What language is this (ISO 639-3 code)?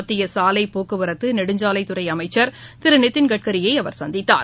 tam